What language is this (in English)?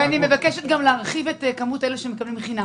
Hebrew